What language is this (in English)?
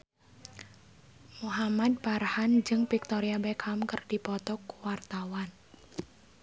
Sundanese